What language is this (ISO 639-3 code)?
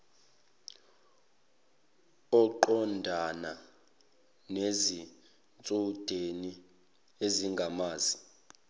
zul